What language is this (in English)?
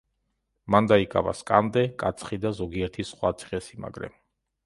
Georgian